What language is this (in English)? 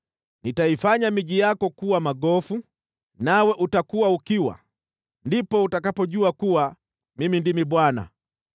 Swahili